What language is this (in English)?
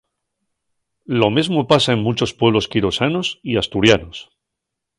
Asturian